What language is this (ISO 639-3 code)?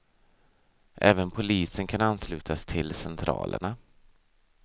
swe